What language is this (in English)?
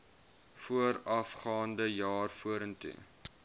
Afrikaans